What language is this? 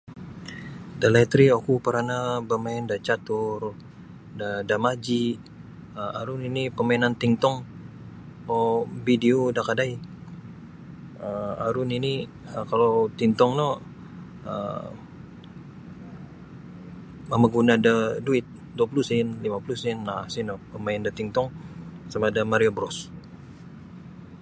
Sabah Bisaya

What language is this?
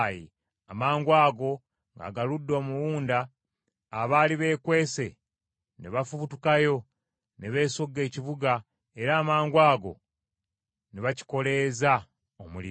Ganda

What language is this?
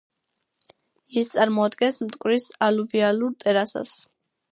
Georgian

